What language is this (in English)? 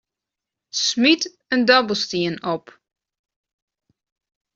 Western Frisian